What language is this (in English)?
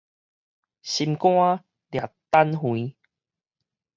Min Nan Chinese